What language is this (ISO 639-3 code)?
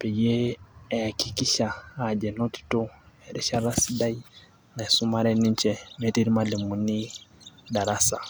mas